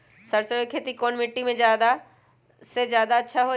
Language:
Magahi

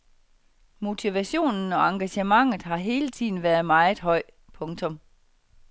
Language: Danish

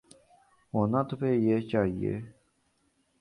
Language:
Urdu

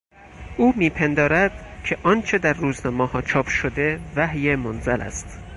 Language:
Persian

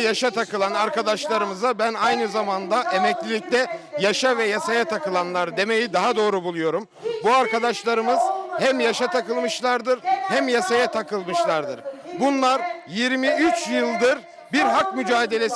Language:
Turkish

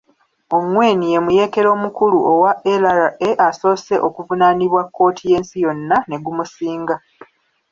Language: Ganda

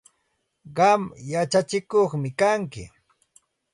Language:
Santa Ana de Tusi Pasco Quechua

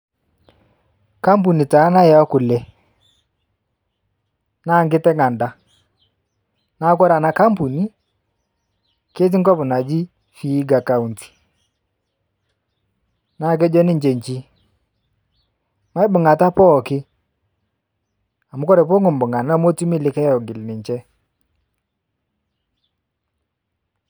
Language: Masai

